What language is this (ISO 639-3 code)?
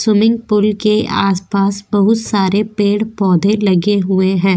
hin